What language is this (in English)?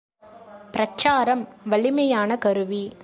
Tamil